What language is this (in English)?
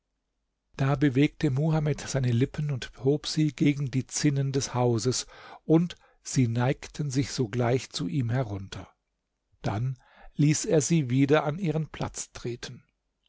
German